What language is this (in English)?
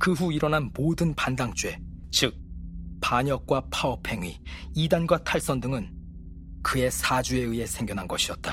Korean